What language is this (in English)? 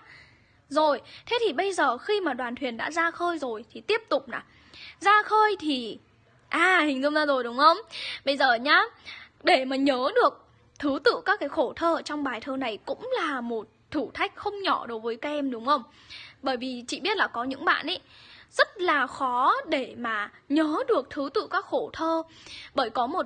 Vietnamese